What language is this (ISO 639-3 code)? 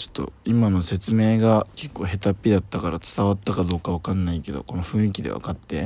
jpn